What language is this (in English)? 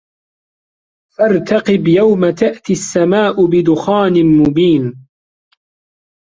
Arabic